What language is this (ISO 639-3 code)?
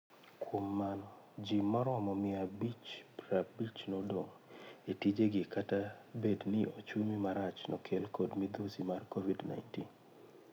luo